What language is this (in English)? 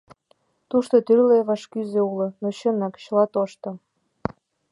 Mari